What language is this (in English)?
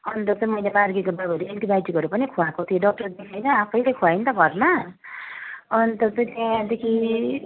Nepali